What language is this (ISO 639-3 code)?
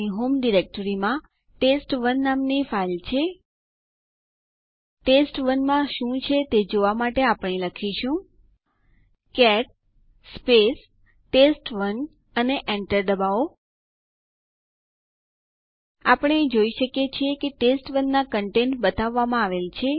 guj